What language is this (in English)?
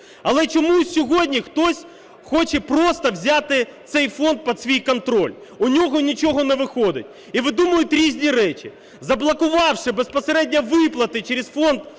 Ukrainian